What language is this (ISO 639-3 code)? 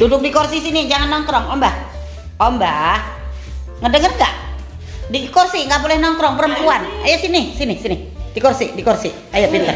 ind